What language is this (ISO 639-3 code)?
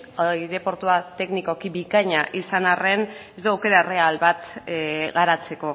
eus